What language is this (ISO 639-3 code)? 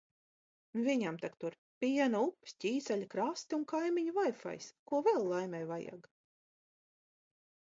lav